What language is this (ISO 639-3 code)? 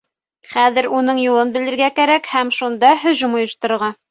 bak